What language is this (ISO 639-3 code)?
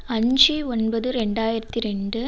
tam